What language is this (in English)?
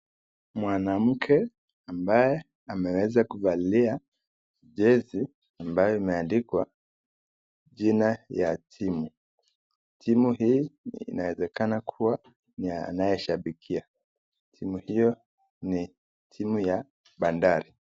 Swahili